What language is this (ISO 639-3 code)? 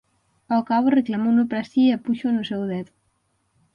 glg